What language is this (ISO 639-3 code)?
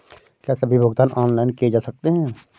hin